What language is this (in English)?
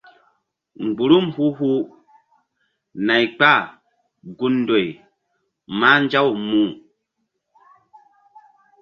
Mbum